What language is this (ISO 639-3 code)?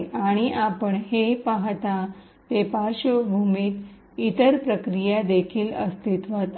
mar